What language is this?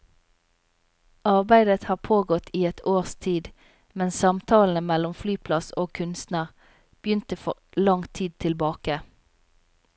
Norwegian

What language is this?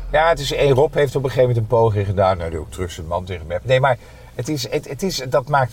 Dutch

